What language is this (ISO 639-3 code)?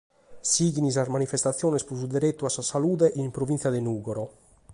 srd